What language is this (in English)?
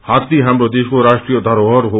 Nepali